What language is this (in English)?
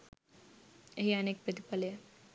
Sinhala